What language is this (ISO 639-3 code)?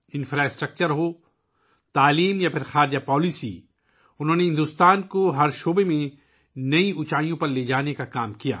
urd